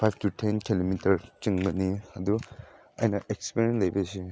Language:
Manipuri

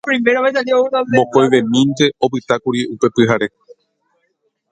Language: Guarani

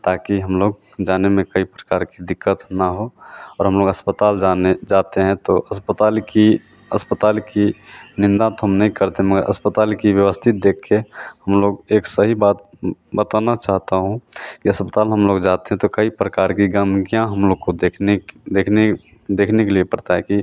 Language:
Hindi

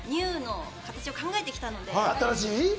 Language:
Japanese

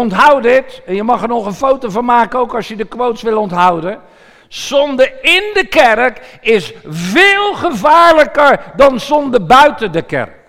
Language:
Dutch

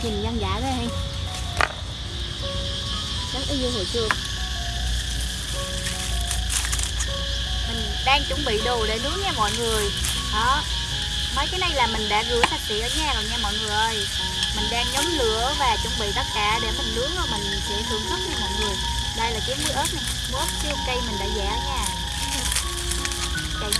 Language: Vietnamese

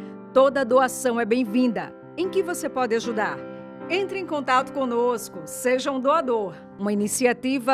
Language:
Portuguese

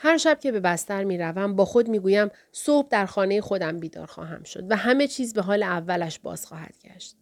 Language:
Persian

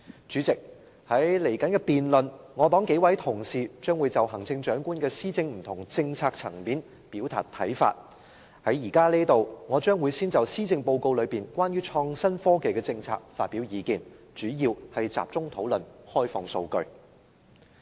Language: Cantonese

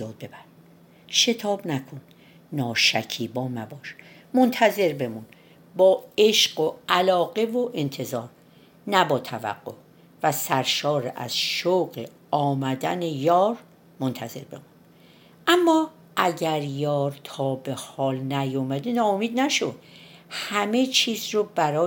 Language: Persian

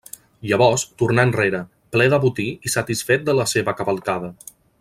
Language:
Catalan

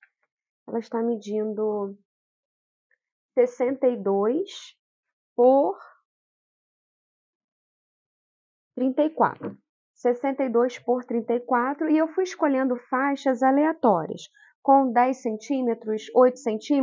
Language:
Portuguese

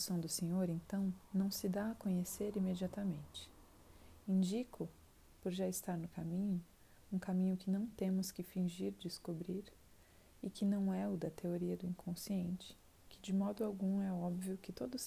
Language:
Portuguese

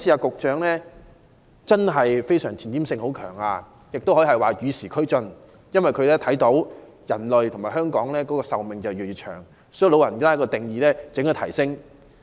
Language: Cantonese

